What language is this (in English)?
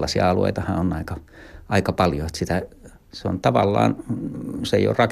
Finnish